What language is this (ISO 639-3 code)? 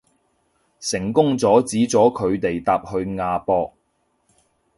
yue